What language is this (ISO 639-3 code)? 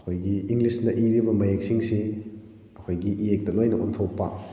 mni